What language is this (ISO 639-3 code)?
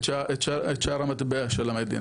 heb